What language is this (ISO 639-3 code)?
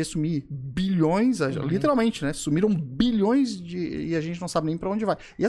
por